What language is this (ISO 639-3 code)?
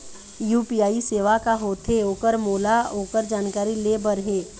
hne